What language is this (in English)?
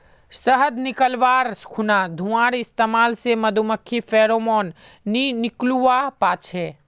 Magahi